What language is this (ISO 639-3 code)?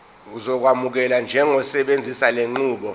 zul